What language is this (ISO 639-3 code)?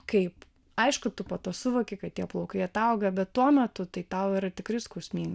lit